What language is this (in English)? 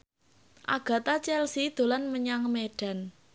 Javanese